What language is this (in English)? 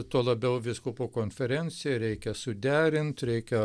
Lithuanian